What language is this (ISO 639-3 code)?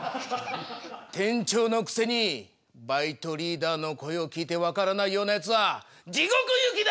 jpn